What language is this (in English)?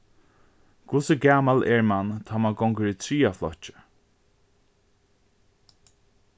Faroese